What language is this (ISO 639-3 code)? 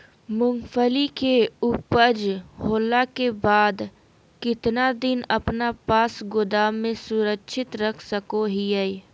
mag